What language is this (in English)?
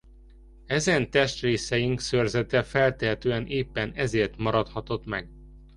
Hungarian